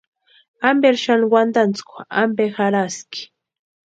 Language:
Western Highland Purepecha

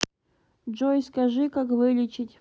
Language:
Russian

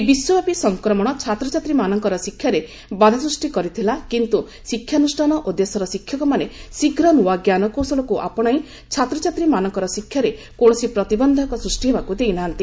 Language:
Odia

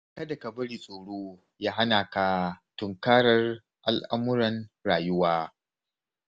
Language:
Hausa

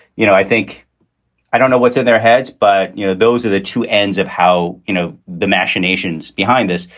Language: English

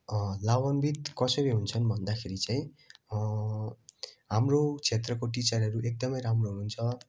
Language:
Nepali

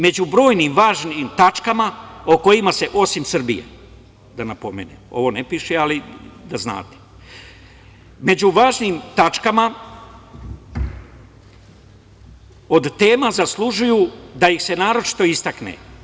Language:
Serbian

